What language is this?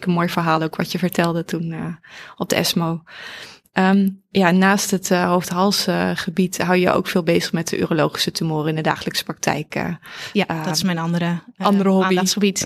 Dutch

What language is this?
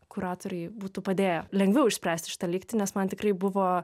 Lithuanian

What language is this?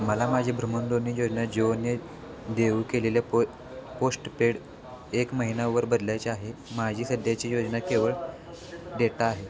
Marathi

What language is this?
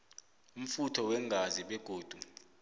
South Ndebele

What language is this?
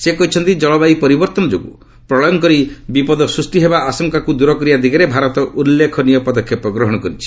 Odia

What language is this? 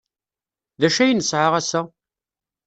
Kabyle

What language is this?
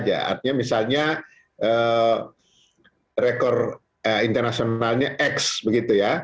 Indonesian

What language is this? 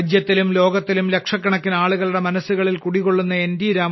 Malayalam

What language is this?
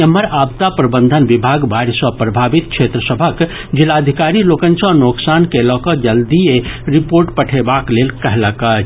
Maithili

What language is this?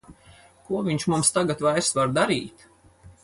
Latvian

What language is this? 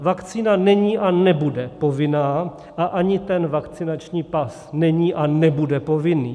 Czech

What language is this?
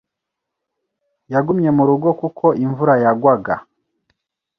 Kinyarwanda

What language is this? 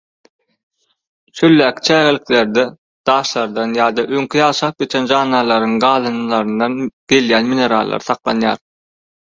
Turkmen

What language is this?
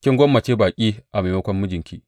Hausa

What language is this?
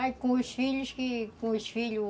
Portuguese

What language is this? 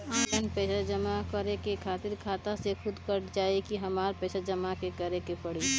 Bhojpuri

